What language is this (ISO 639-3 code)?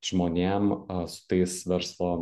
lit